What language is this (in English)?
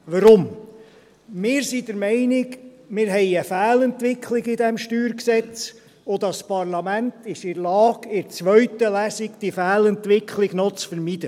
Swiss German